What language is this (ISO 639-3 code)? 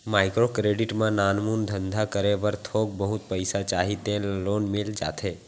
hne